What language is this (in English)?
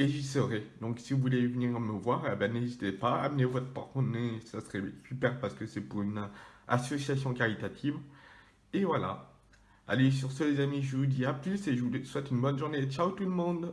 French